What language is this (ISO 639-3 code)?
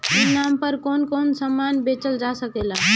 bho